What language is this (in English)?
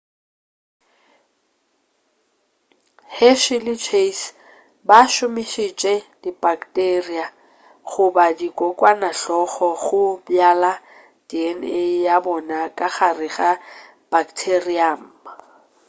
Northern Sotho